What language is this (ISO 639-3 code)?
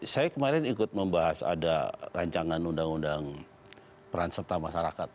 ind